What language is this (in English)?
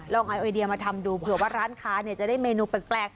Thai